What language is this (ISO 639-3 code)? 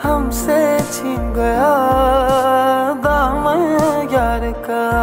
hin